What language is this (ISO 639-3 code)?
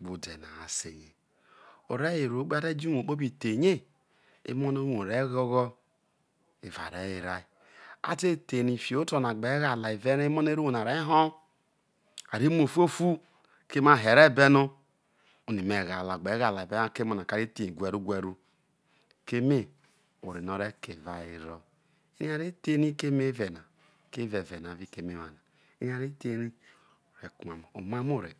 iso